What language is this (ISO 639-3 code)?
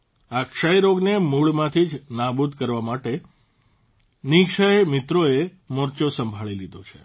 guj